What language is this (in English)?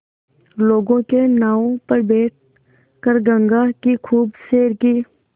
Hindi